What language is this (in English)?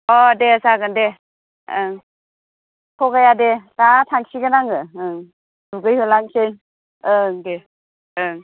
Bodo